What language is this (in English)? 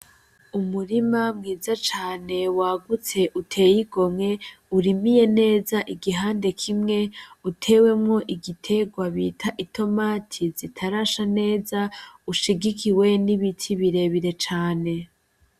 Rundi